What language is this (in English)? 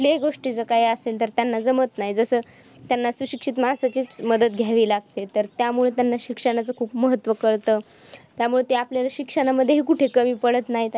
Marathi